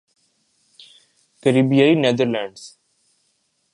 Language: Urdu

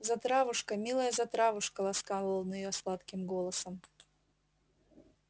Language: Russian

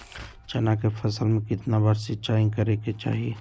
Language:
Magahi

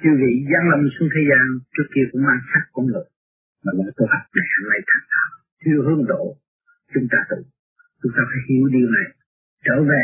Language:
Vietnamese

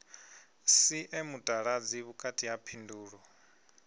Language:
Venda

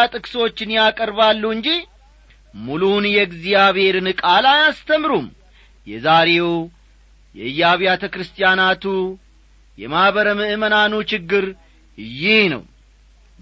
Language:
Amharic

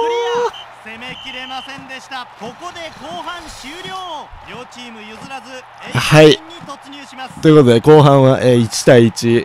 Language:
Japanese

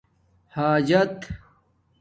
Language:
Domaaki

